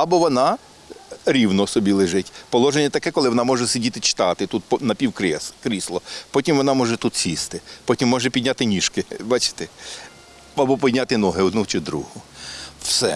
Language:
Ukrainian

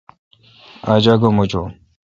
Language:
Kalkoti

